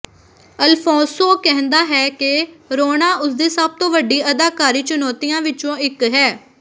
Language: Punjabi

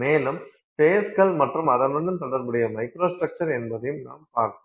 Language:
Tamil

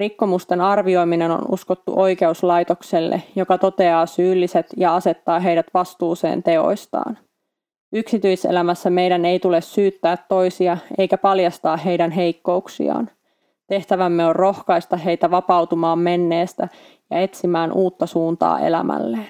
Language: Finnish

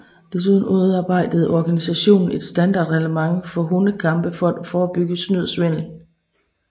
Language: Danish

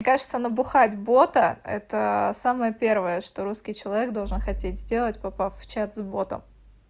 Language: Russian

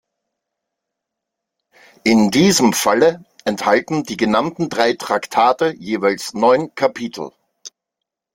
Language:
German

